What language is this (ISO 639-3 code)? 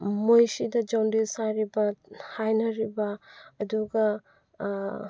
mni